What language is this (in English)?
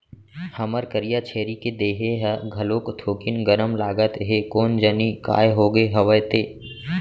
Chhattisgarhi